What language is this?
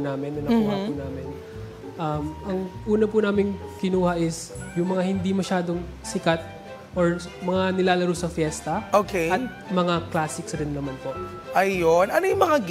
Filipino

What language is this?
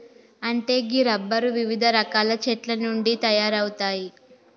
Telugu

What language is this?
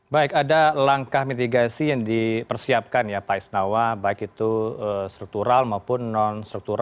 Indonesian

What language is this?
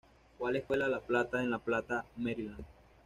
Spanish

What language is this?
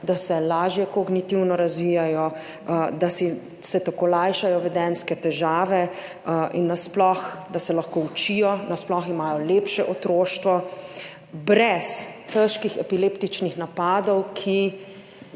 Slovenian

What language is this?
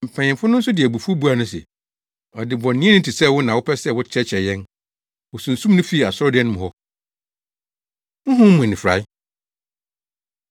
Akan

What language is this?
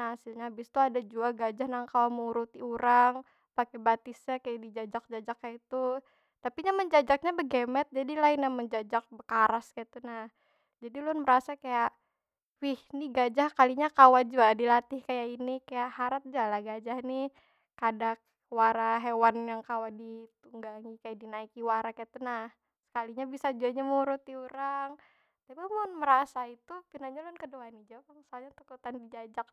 Banjar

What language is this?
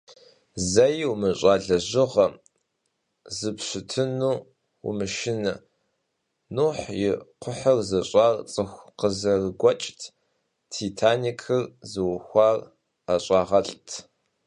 Kabardian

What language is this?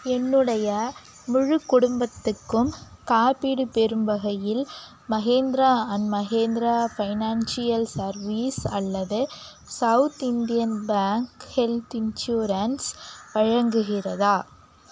Tamil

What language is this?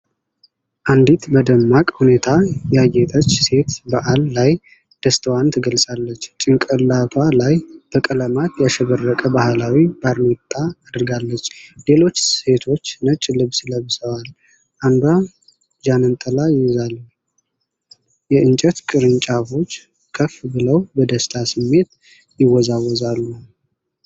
Amharic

